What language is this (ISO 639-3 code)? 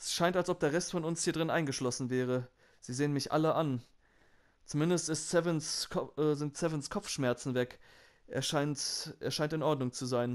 deu